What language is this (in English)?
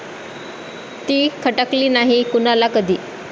Marathi